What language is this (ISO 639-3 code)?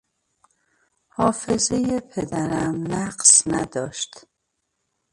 fas